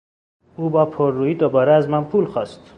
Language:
Persian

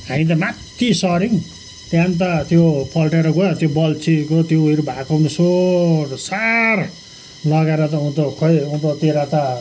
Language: Nepali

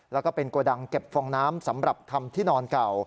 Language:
Thai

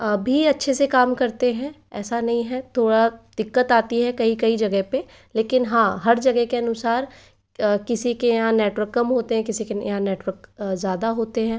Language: Hindi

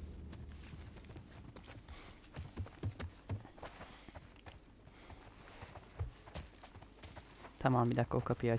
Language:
Turkish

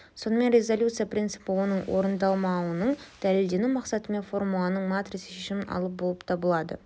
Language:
Kazakh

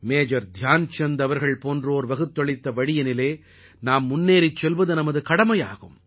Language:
Tamil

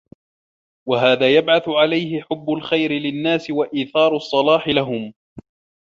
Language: Arabic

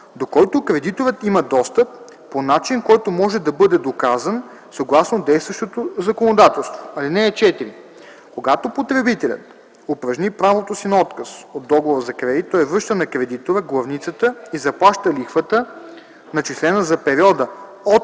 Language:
Bulgarian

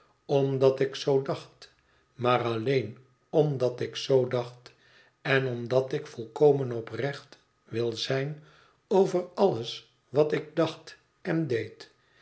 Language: Dutch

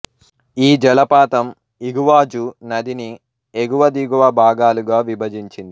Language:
Telugu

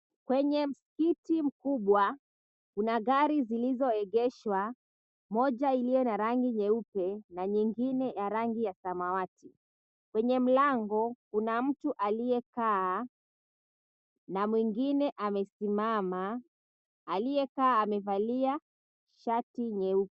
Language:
Swahili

